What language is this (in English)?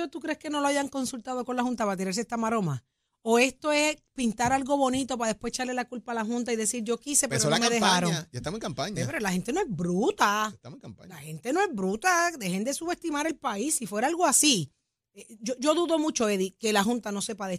Spanish